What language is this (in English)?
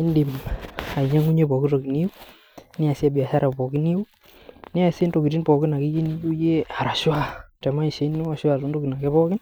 Masai